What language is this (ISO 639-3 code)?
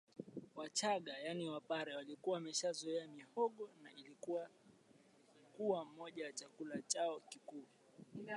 swa